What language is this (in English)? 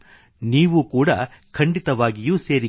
Kannada